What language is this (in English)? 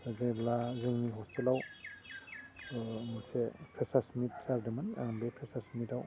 Bodo